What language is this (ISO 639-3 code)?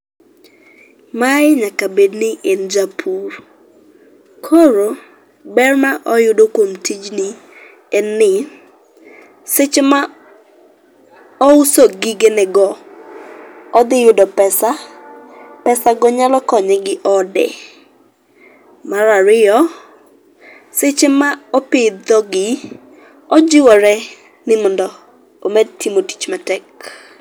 luo